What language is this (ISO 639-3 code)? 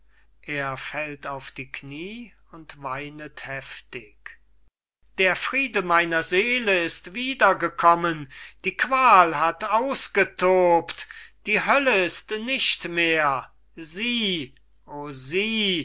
deu